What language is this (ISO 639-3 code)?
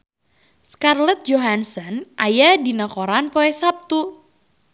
sun